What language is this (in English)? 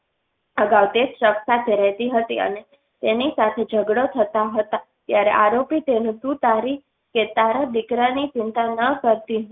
Gujarati